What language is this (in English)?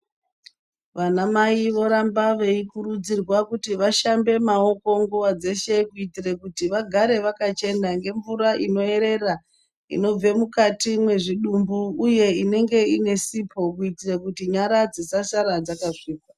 Ndau